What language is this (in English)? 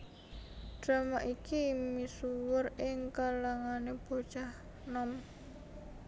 Javanese